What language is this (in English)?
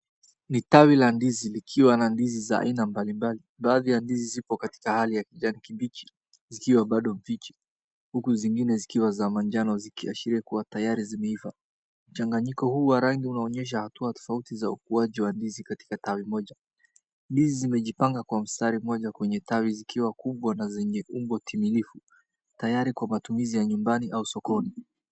Swahili